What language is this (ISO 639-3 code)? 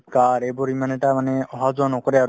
asm